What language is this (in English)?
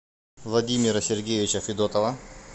Russian